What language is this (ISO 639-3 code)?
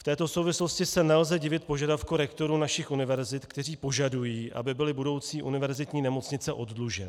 ces